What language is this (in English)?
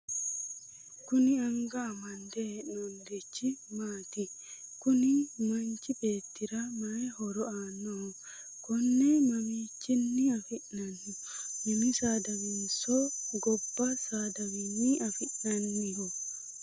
Sidamo